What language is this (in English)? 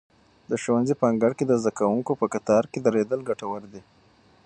Pashto